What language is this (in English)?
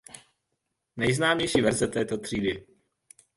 Czech